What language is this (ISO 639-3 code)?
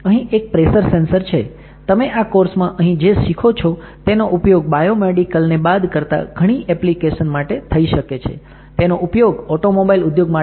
guj